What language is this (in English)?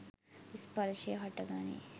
Sinhala